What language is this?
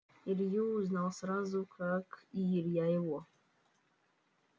Russian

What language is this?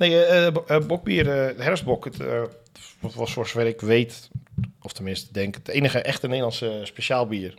Dutch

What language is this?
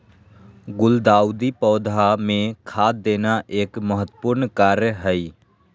Magahi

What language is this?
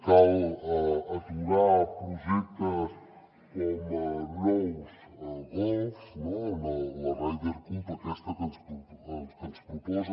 Catalan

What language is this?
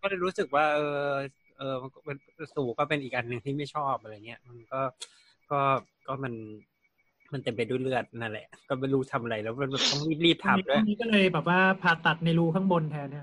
Thai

